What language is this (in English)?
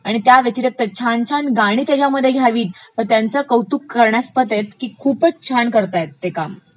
Marathi